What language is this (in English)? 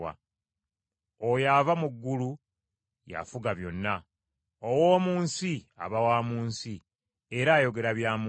Ganda